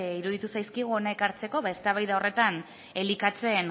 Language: Basque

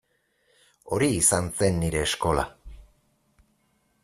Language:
Basque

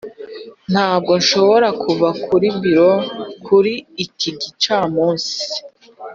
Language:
Kinyarwanda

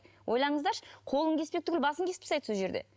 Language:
Kazakh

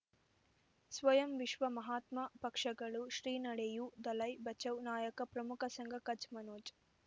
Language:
Kannada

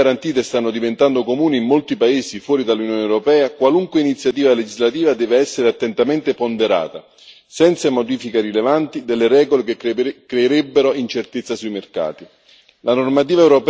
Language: Italian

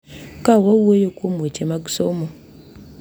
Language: Luo (Kenya and Tanzania)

